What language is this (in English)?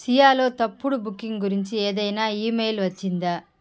Telugu